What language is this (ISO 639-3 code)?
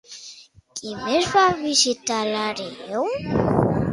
cat